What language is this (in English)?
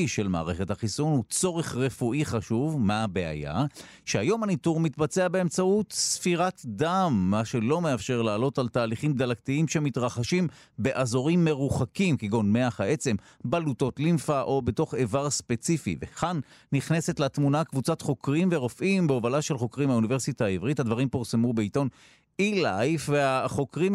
Hebrew